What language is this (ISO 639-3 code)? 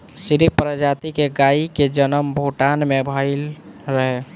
bho